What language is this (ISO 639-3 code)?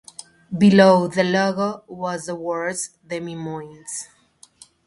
eng